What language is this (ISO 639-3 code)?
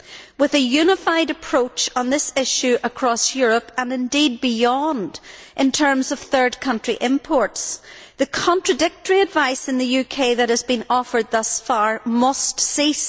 eng